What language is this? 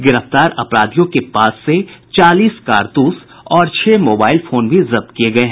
Hindi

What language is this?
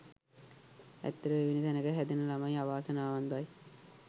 Sinhala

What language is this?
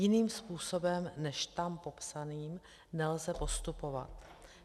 Czech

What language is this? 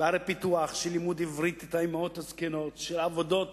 Hebrew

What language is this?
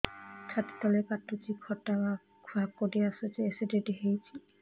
Odia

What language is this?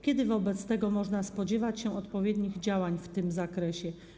Polish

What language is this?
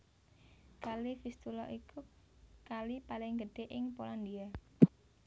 Javanese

